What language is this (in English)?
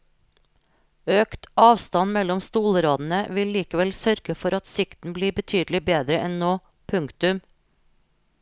Norwegian